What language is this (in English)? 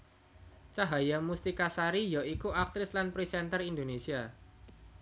Javanese